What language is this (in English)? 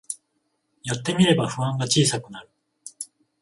Japanese